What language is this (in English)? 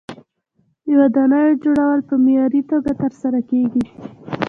Pashto